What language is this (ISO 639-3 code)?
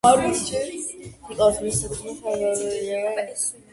kat